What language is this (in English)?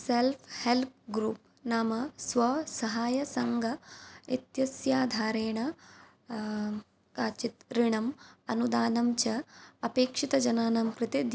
Sanskrit